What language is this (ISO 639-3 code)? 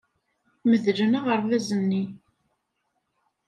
kab